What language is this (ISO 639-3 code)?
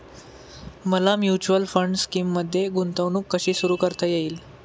mar